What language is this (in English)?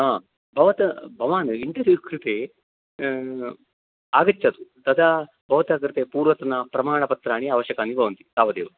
Sanskrit